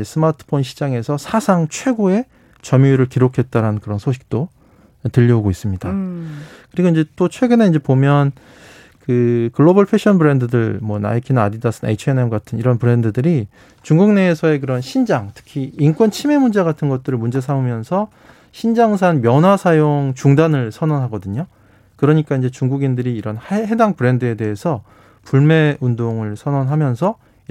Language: Korean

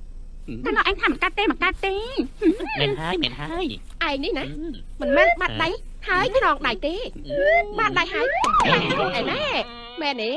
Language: Thai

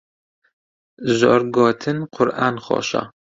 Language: Central Kurdish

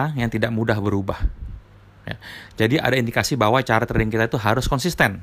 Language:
Indonesian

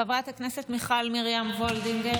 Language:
Hebrew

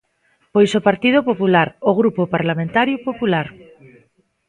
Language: Galician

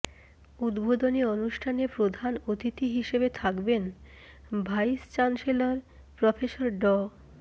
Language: Bangla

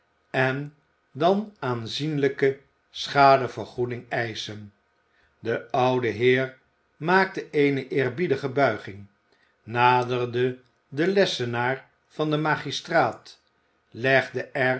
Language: Dutch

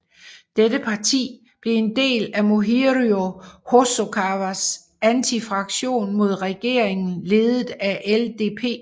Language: Danish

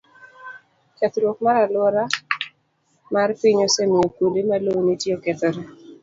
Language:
Luo (Kenya and Tanzania)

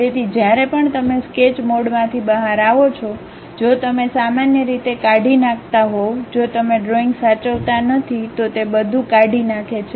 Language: Gujarati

